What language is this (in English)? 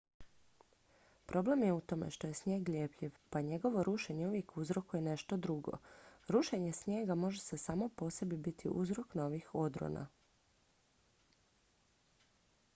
Croatian